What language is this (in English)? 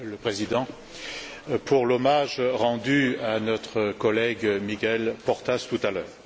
French